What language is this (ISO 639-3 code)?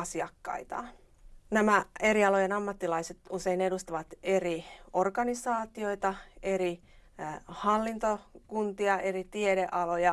fin